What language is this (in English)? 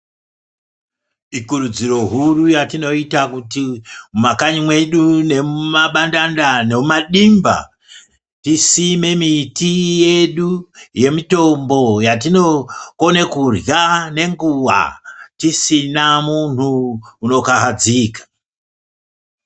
Ndau